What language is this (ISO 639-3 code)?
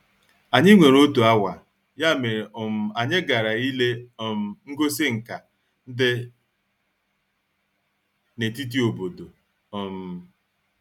ibo